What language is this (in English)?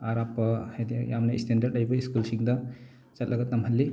Manipuri